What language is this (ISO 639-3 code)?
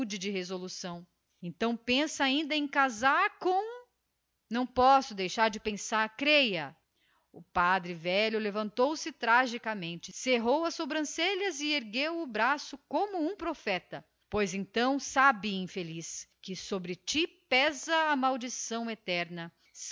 por